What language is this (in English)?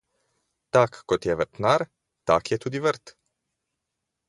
Slovenian